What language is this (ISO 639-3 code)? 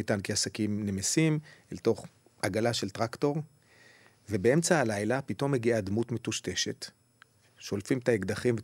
heb